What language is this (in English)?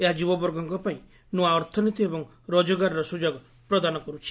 Odia